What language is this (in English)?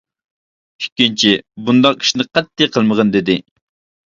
Uyghur